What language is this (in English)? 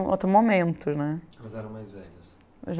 Portuguese